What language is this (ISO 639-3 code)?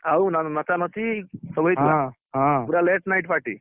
ori